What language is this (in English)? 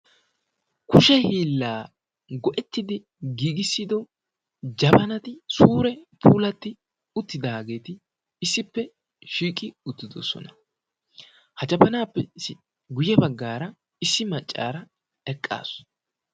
Wolaytta